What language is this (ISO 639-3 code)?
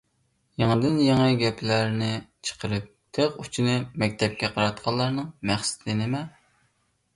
uig